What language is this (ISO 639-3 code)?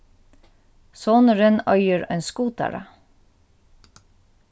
fao